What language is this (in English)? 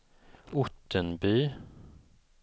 Swedish